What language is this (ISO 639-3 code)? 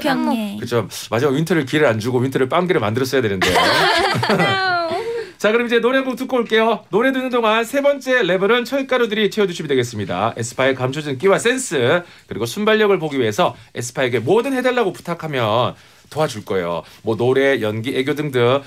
kor